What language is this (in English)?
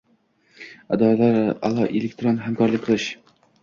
Uzbek